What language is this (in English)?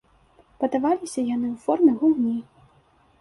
Belarusian